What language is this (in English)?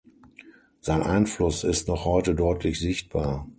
German